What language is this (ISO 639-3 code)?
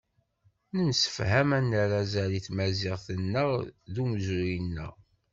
kab